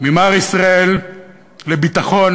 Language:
Hebrew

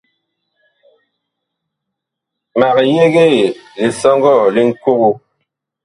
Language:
Bakoko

